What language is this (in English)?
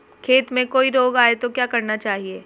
Hindi